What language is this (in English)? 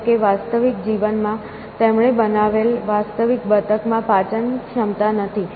Gujarati